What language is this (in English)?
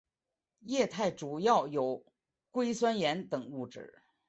Chinese